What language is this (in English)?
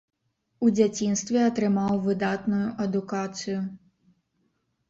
Belarusian